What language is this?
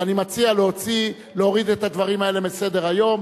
Hebrew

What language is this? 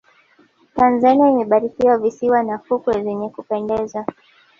Swahili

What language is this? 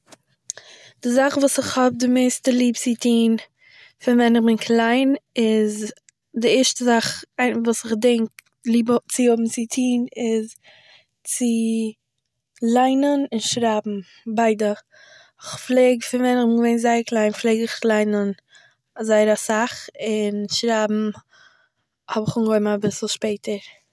Yiddish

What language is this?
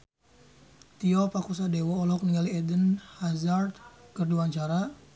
Sundanese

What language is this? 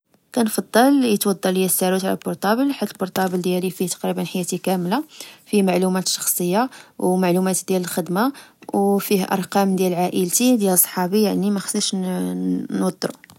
Moroccan Arabic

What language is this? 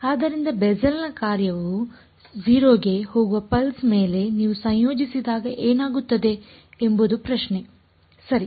Kannada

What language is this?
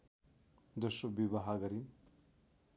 Nepali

